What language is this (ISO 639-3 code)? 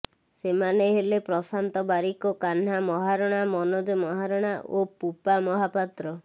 ori